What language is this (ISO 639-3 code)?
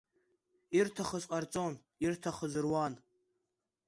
abk